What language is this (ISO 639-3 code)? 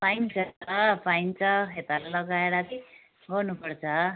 nep